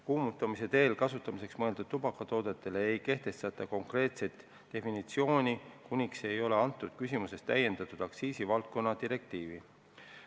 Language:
Estonian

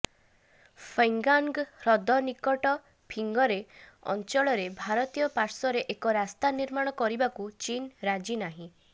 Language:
Odia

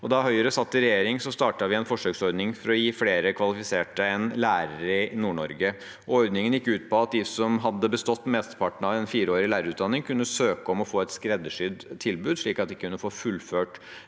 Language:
Norwegian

